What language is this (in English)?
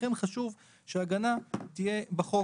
Hebrew